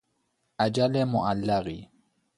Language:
Persian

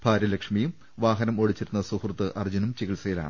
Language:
Malayalam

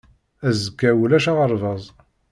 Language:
Kabyle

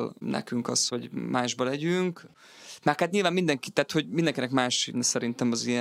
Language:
Hungarian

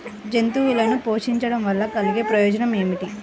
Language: Telugu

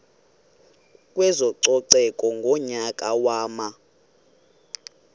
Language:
Xhosa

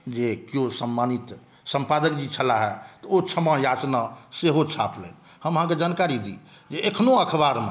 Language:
Maithili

